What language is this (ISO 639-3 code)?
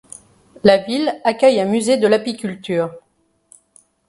fra